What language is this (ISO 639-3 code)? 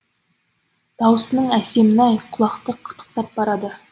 kaz